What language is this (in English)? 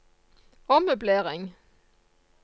Norwegian